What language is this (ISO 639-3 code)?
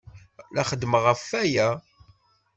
kab